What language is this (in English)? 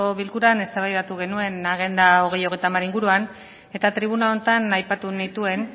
Basque